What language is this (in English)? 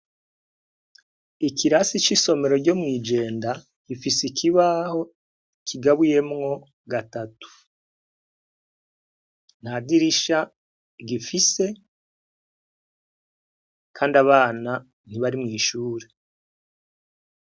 Rundi